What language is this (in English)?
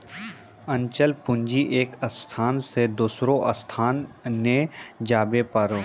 Maithili